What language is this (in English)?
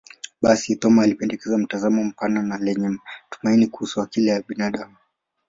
Swahili